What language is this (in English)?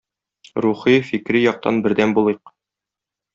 Tatar